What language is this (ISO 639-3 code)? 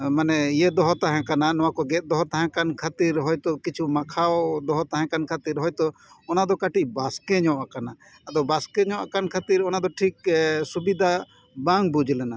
sat